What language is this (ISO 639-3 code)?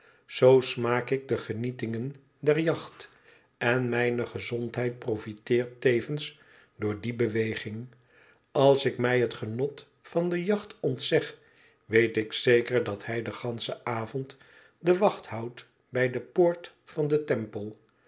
nld